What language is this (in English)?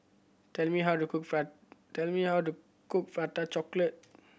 English